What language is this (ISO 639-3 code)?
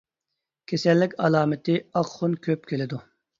uig